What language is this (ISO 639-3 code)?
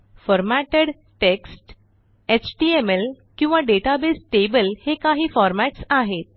mar